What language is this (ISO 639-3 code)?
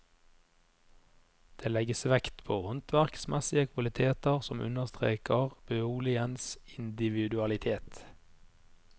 nor